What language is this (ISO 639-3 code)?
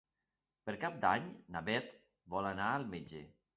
cat